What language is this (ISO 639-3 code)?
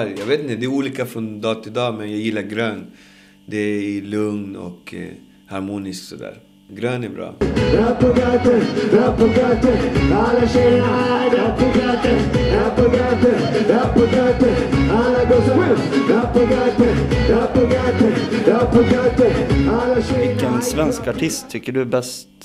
swe